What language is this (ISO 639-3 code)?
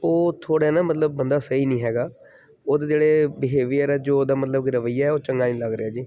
pan